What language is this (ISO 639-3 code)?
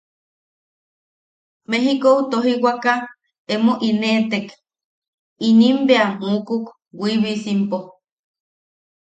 yaq